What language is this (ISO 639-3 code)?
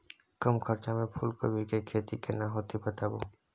mai